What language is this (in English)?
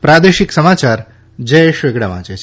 Gujarati